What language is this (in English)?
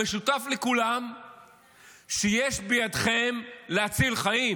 Hebrew